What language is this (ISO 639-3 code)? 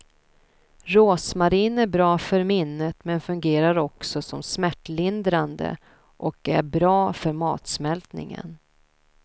swe